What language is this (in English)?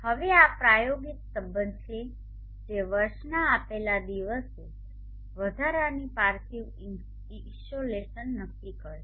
Gujarati